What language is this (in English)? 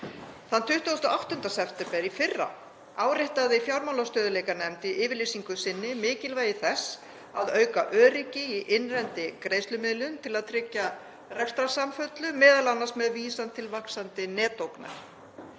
Icelandic